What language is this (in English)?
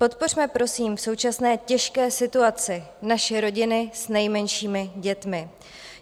Czech